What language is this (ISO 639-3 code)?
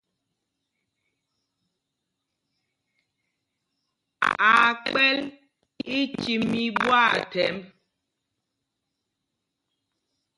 mgg